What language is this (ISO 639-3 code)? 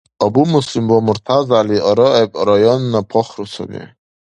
dar